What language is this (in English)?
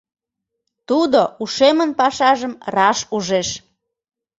Mari